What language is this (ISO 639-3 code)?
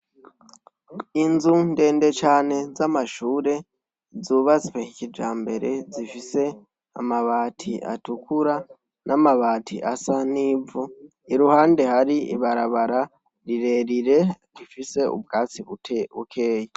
run